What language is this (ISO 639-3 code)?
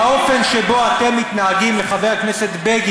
heb